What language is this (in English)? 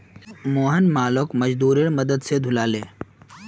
Magahi